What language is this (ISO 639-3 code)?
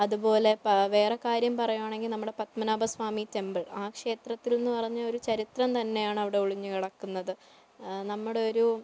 mal